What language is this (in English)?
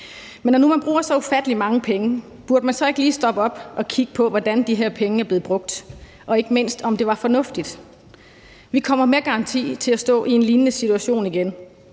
Danish